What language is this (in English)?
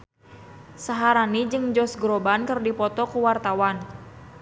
Sundanese